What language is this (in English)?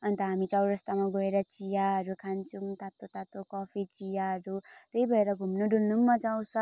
Nepali